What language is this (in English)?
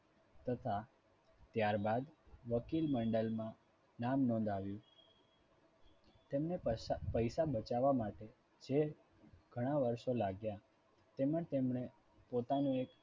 Gujarati